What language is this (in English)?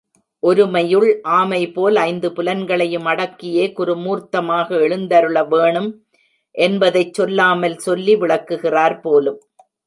Tamil